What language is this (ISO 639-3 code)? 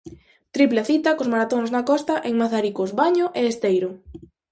glg